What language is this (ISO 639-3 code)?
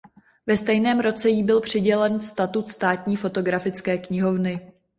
ces